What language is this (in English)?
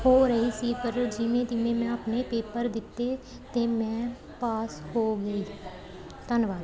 Punjabi